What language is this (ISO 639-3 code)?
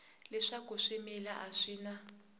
tso